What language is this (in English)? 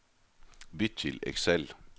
Norwegian